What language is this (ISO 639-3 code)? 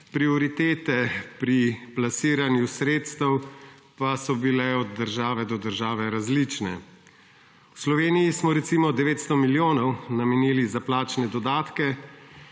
slv